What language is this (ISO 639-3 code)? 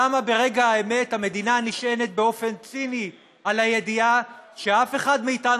heb